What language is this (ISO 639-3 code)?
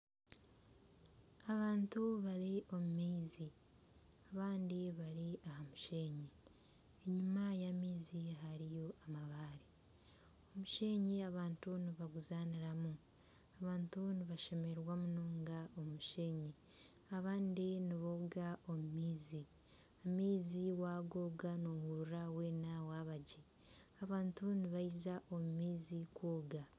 nyn